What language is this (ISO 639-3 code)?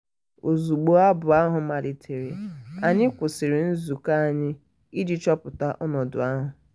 ibo